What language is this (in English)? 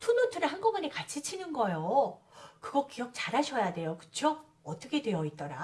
Korean